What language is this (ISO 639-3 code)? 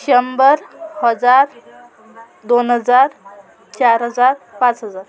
mar